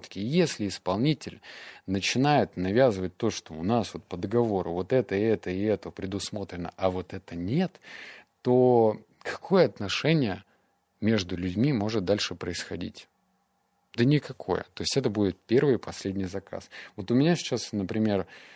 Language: Russian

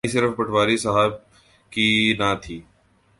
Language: Urdu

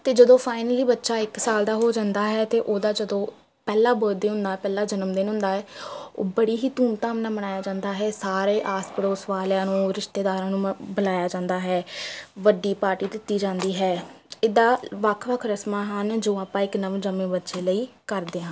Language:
Punjabi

